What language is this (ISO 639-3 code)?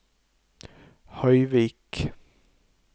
nor